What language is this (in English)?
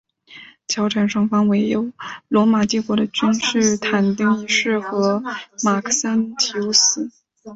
Chinese